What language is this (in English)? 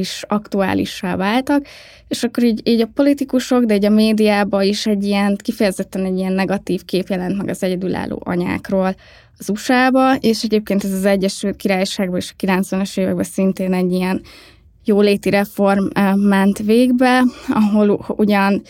Hungarian